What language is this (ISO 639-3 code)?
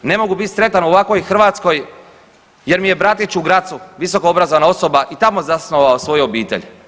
hrv